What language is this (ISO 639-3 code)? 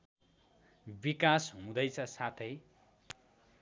nep